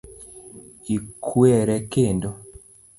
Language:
Luo (Kenya and Tanzania)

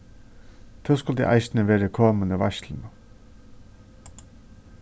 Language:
Faroese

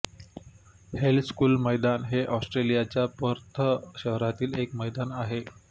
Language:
Marathi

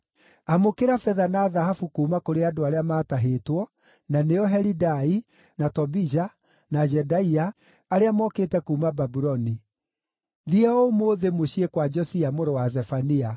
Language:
Kikuyu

